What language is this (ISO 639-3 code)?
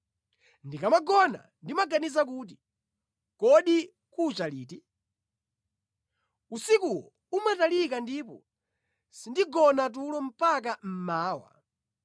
nya